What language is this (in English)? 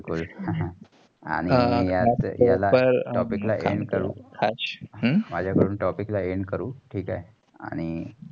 Marathi